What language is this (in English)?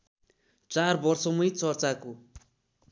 Nepali